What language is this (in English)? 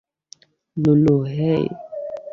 Bangla